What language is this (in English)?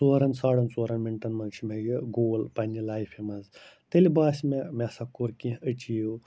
Kashmiri